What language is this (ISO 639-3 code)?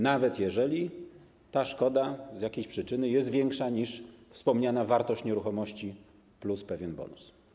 pol